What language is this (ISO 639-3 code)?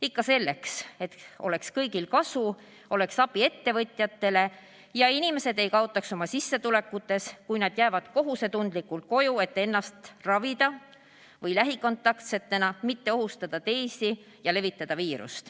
est